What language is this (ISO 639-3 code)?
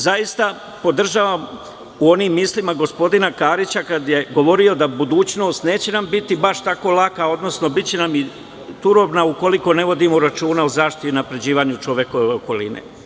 srp